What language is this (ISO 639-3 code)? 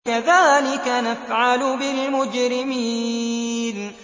ara